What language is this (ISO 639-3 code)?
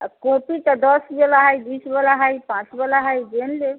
mai